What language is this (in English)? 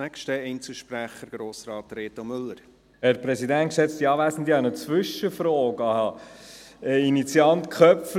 Swiss German